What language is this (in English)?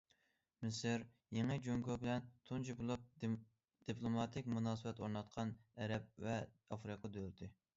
Uyghur